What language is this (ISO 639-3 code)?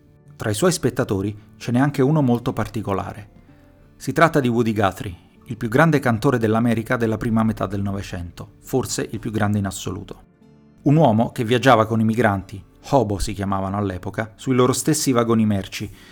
ita